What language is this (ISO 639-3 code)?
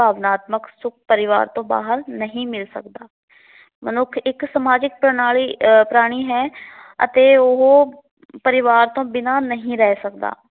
pan